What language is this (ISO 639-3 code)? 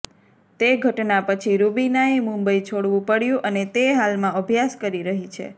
guj